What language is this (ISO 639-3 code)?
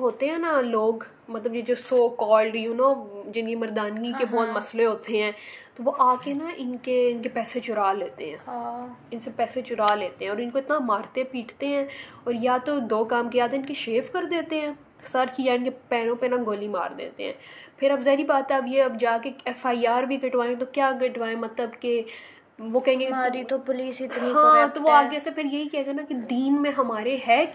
urd